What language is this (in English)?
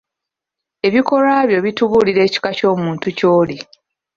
Ganda